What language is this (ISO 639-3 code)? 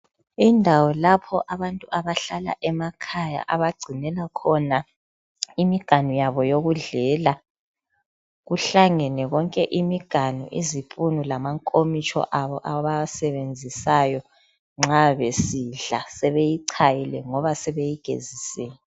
nde